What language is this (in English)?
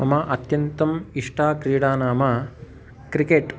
Sanskrit